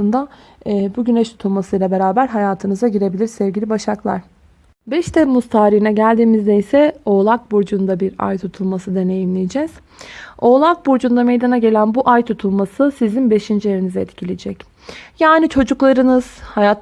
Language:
Turkish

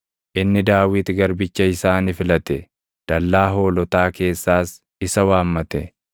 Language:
Oromo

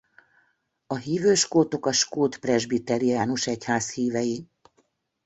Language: Hungarian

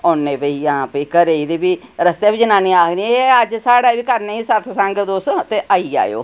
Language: Dogri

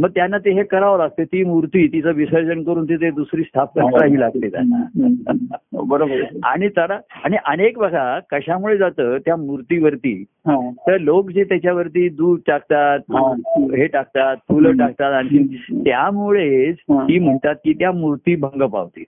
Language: Marathi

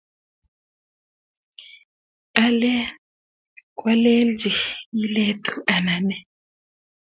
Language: Kalenjin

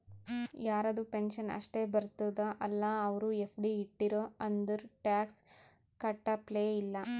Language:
Kannada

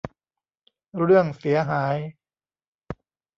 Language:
Thai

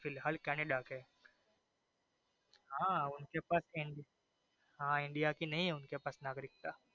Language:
Gujarati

